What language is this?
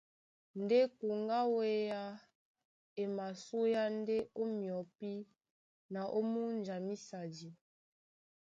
Duala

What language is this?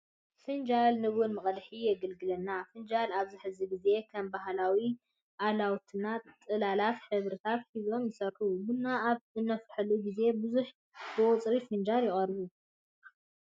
Tigrinya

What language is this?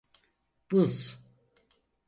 Turkish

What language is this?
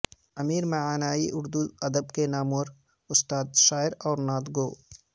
Urdu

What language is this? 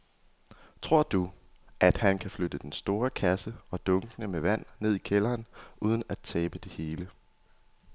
Danish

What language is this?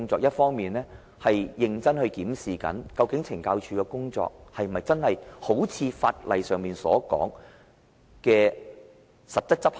Cantonese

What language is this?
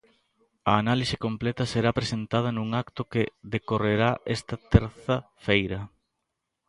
Galician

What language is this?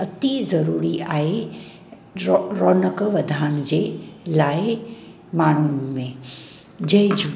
Sindhi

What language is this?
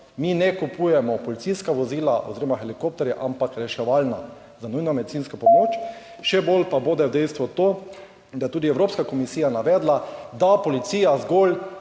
Slovenian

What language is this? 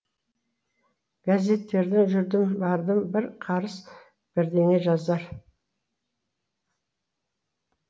Kazakh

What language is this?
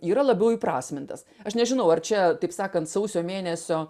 Lithuanian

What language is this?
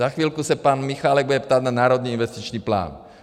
Czech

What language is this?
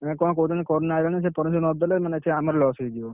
Odia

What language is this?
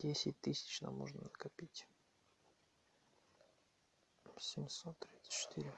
Russian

